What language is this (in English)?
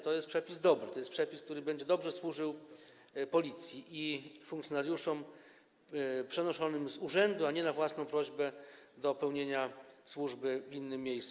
Polish